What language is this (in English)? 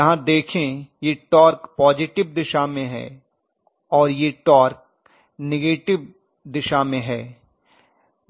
Hindi